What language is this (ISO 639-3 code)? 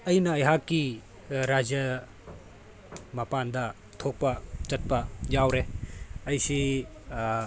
mni